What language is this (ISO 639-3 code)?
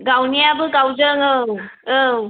brx